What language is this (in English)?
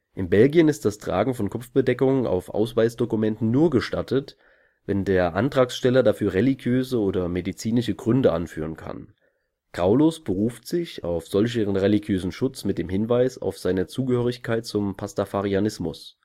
German